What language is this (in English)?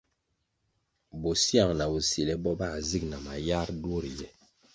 Kwasio